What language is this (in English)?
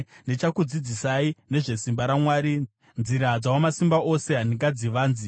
Shona